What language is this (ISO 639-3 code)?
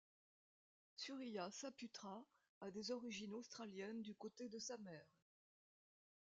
fra